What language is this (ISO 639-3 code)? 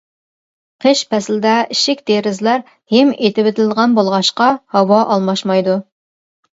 uig